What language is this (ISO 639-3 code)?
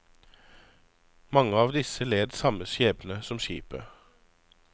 nor